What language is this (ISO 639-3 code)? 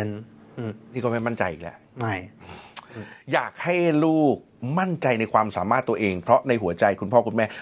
tha